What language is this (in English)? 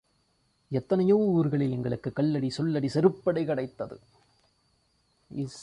Tamil